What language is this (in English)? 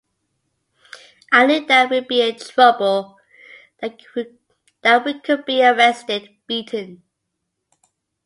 English